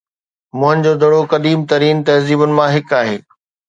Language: Sindhi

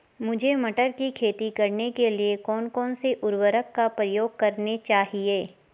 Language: Hindi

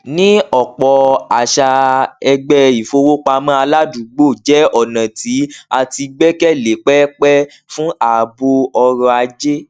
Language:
Yoruba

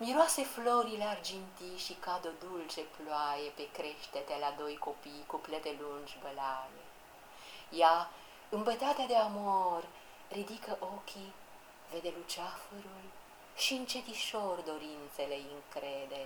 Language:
Romanian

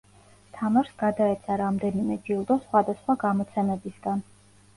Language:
Georgian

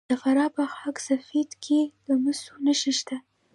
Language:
Pashto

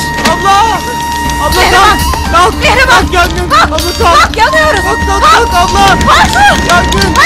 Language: Turkish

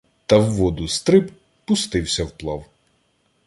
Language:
Ukrainian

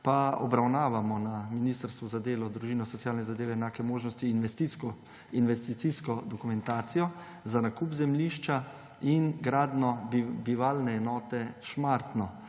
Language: Slovenian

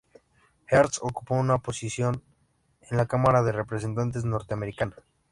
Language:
Spanish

